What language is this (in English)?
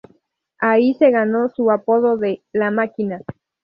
Spanish